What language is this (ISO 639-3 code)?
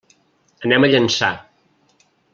cat